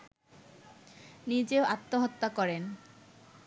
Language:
Bangla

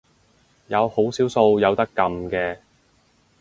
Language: Cantonese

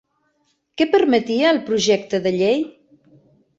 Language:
Catalan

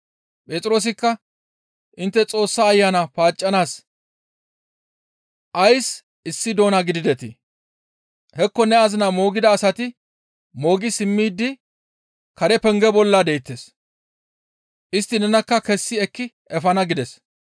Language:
Gamo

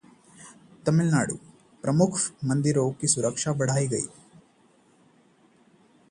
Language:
Hindi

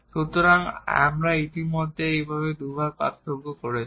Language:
Bangla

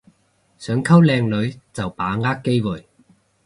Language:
Cantonese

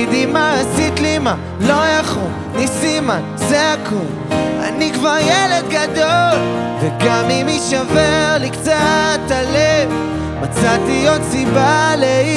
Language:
Hebrew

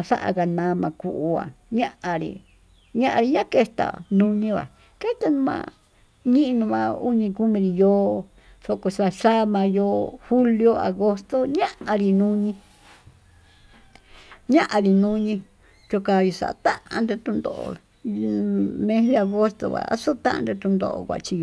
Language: Tututepec Mixtec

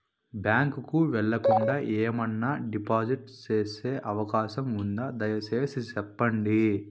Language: Telugu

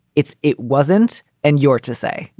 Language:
English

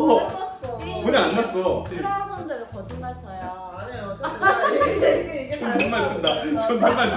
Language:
Korean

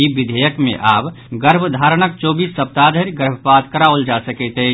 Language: Maithili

